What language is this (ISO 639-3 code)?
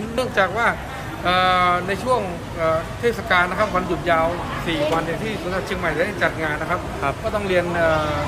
tha